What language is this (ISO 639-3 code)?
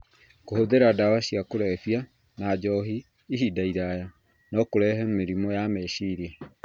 kik